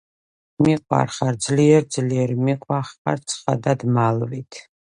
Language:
Georgian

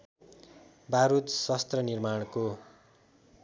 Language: Nepali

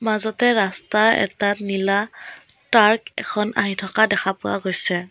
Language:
Assamese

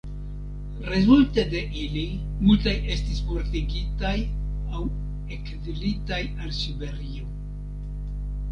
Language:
Esperanto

